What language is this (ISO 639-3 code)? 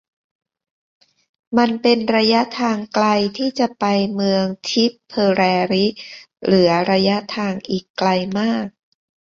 tha